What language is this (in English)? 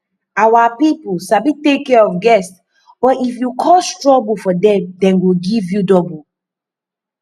Nigerian Pidgin